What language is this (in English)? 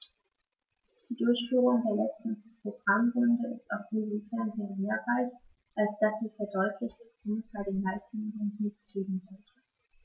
German